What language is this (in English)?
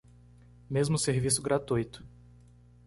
Portuguese